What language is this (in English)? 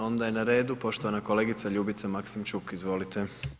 Croatian